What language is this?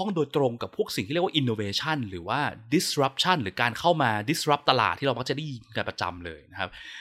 Thai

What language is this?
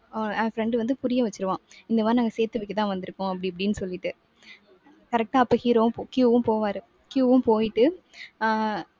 Tamil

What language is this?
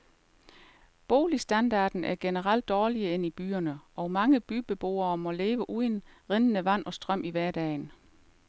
Danish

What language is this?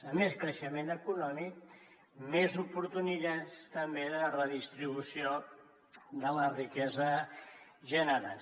Catalan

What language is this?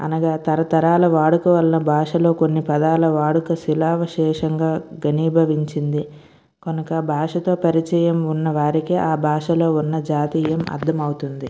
Telugu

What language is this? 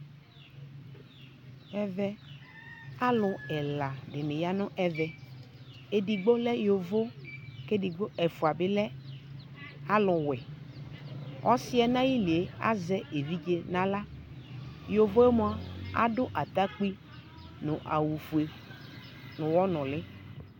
Ikposo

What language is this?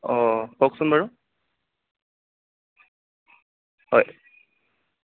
Assamese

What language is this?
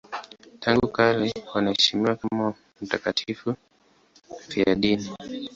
Swahili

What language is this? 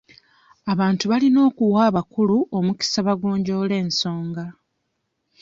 Ganda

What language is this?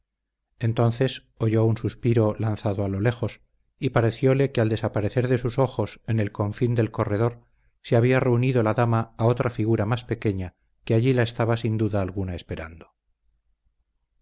Spanish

